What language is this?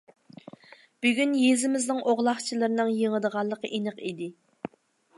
Uyghur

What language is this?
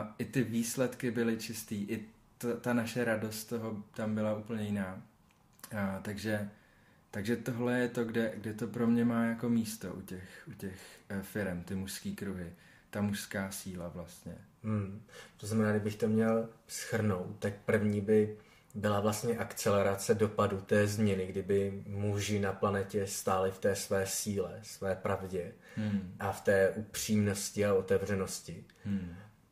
Czech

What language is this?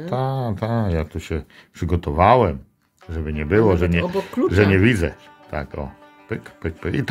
Polish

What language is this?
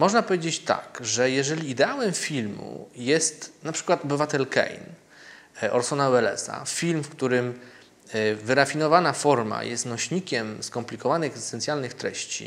Polish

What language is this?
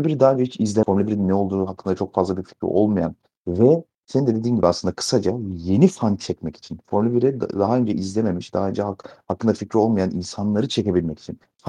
Turkish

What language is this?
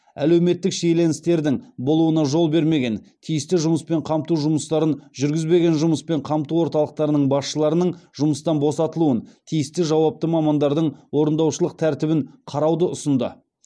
Kazakh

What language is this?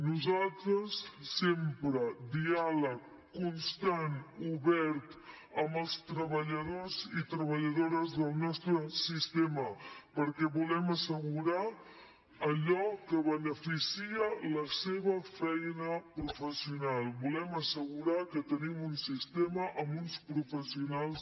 Catalan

